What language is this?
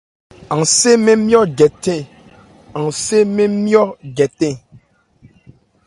Ebrié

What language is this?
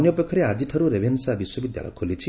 Odia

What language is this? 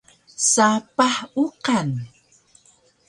Taroko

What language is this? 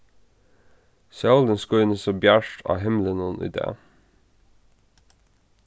Faroese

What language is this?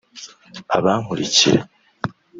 Kinyarwanda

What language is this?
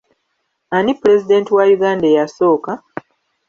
Ganda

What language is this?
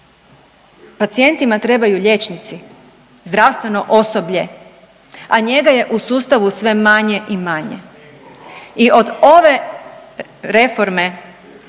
Croatian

